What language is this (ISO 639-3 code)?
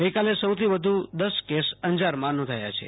guj